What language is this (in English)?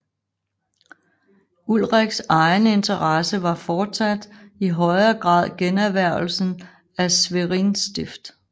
Danish